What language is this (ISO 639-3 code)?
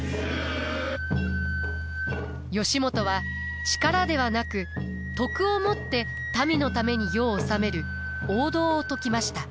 jpn